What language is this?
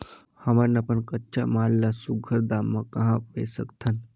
Chhattisgarhi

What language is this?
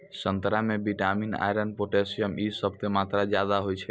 Maithili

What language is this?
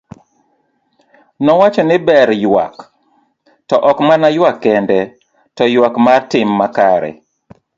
Luo (Kenya and Tanzania)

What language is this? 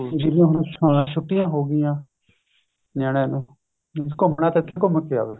Punjabi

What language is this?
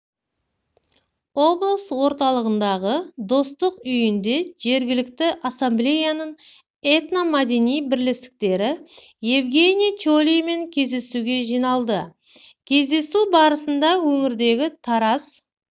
Kazakh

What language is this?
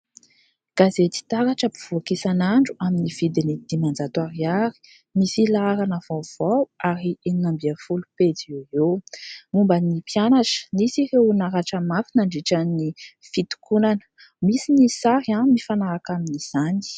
Malagasy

